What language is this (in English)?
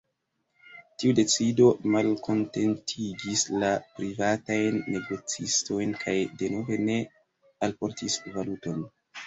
Esperanto